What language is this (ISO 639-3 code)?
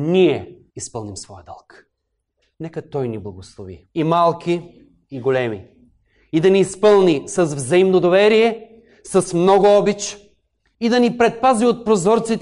bul